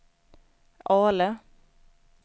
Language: Swedish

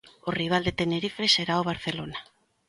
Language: Galician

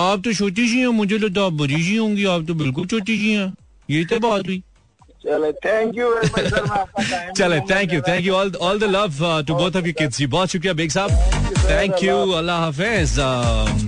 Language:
Hindi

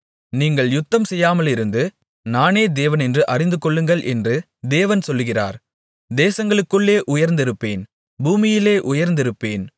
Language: Tamil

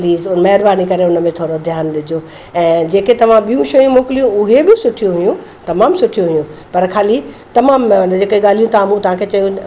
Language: Sindhi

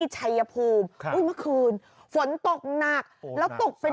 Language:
Thai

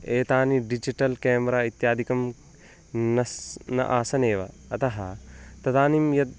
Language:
Sanskrit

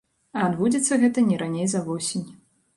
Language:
Belarusian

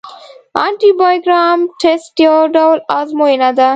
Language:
Pashto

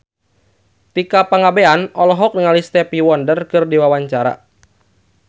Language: Sundanese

